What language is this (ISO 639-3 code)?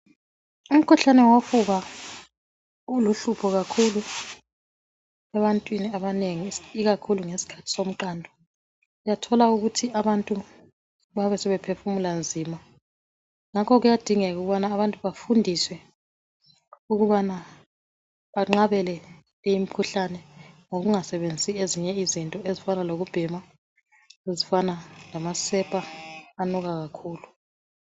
nde